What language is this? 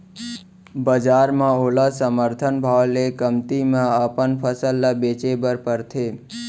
Chhattisgarhi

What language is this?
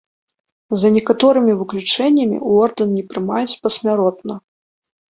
Belarusian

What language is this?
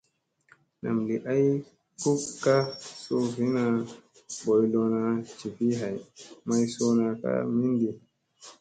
Musey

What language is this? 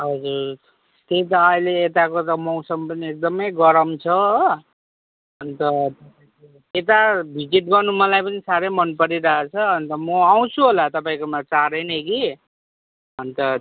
Nepali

